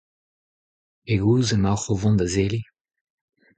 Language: Breton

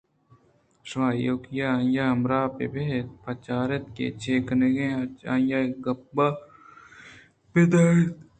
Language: Eastern Balochi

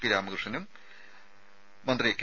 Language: Malayalam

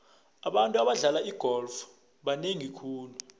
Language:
South Ndebele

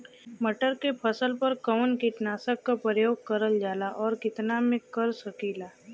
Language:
Bhojpuri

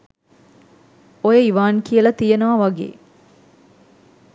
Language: Sinhala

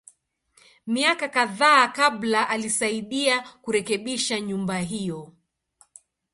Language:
Swahili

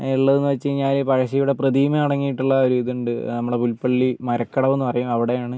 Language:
Malayalam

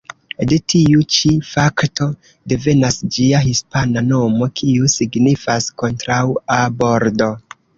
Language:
Esperanto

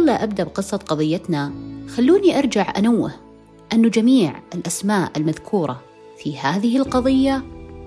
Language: Arabic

